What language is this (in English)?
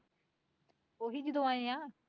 Punjabi